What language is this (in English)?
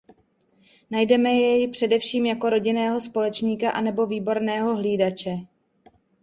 Czech